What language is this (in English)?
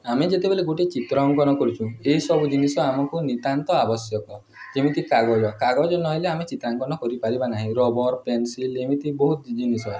Odia